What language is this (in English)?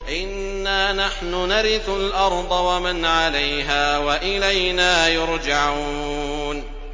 Arabic